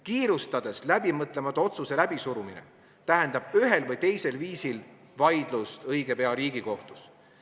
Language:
Estonian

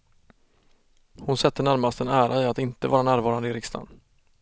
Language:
Swedish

